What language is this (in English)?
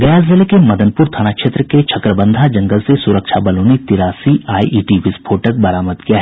Hindi